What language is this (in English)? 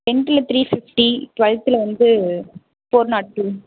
Tamil